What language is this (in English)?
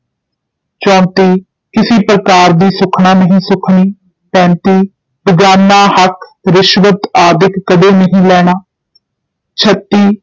Punjabi